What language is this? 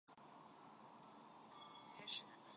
Chinese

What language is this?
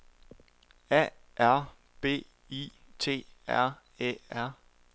Danish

